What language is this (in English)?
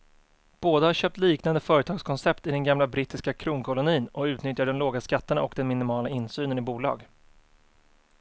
Swedish